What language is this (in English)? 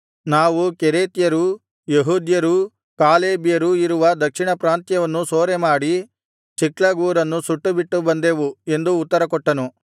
Kannada